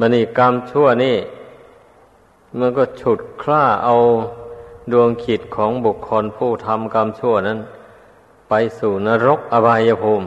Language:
Thai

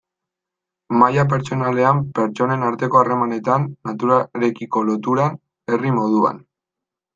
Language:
Basque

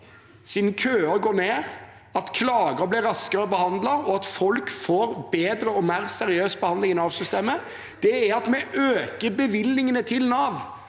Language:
Norwegian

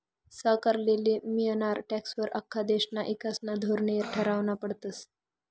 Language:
Marathi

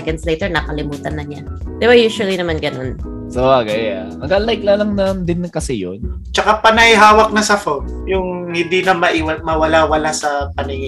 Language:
Filipino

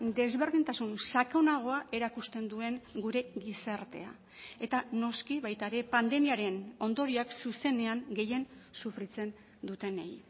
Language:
Basque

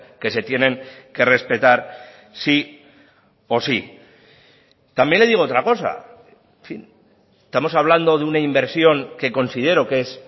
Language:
Spanish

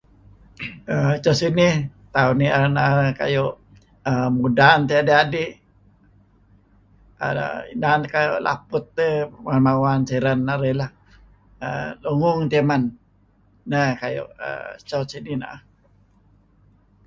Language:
Kelabit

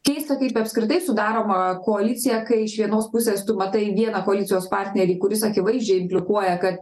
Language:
Lithuanian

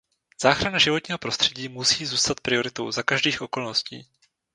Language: Czech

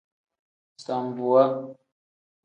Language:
Tem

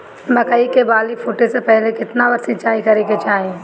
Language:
Bhojpuri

